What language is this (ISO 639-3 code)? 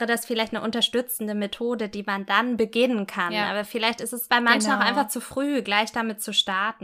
deu